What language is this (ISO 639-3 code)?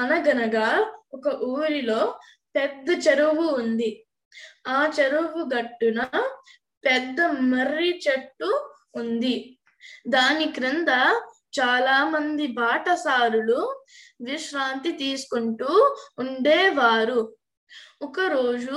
tel